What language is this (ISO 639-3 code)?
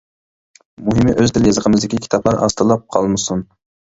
uig